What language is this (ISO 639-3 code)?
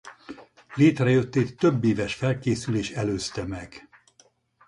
hun